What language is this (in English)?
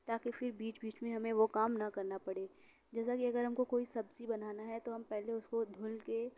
Urdu